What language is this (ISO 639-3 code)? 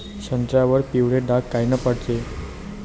mar